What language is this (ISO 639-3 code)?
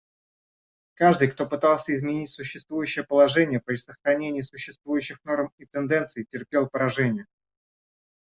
rus